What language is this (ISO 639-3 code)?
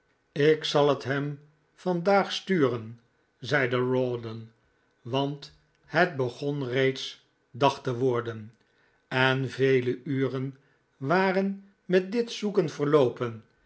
nld